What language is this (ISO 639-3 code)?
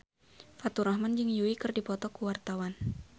sun